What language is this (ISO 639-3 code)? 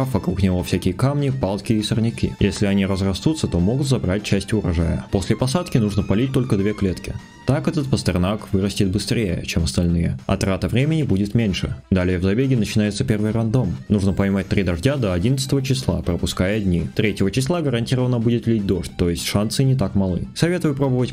rus